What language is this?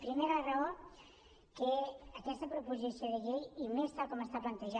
Catalan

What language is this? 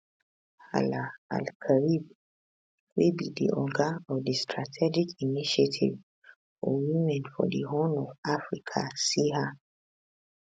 Nigerian Pidgin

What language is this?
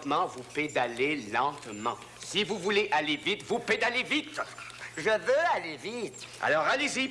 French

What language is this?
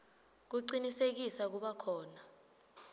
Swati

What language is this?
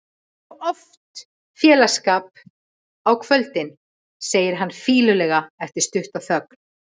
Icelandic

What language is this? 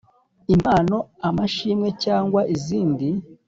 Kinyarwanda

